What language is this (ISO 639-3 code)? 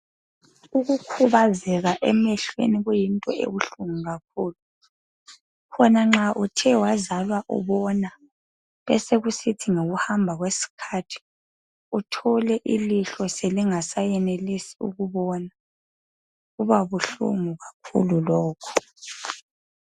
nde